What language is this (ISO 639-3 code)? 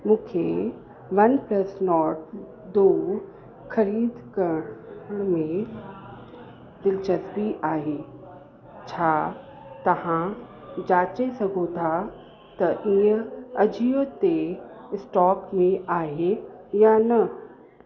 snd